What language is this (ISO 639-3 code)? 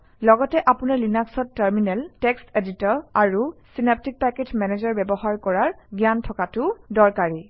asm